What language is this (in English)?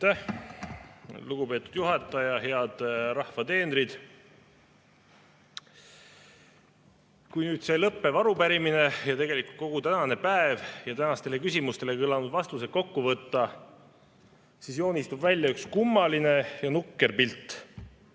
Estonian